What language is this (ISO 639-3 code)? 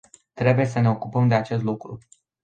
ron